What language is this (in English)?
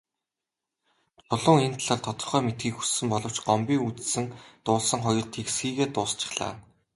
Mongolian